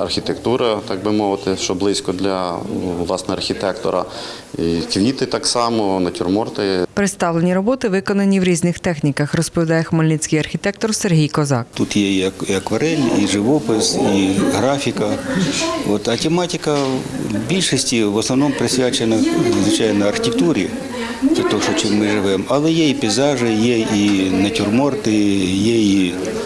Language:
Ukrainian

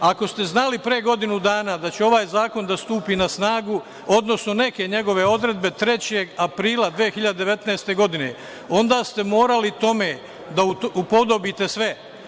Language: Serbian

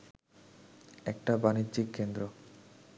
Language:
Bangla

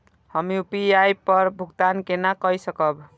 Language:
Maithili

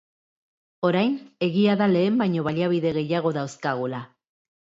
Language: Basque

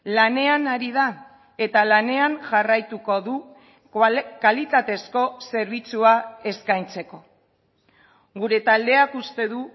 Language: Basque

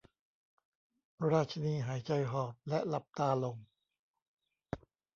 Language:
Thai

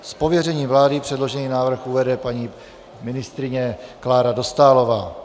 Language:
Czech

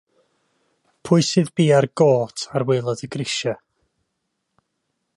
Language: Welsh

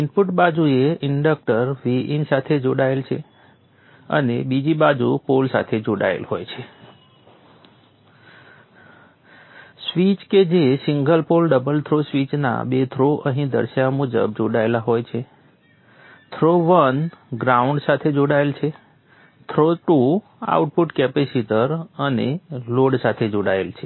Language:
Gujarati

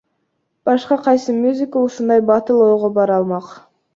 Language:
Kyrgyz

